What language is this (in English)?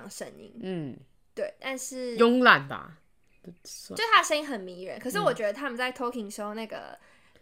Chinese